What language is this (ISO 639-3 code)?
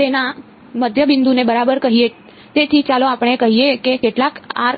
guj